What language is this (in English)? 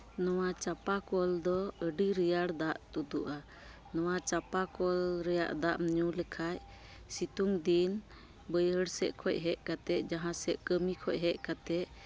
Santali